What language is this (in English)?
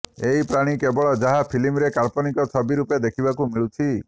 Odia